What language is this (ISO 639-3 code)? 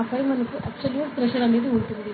tel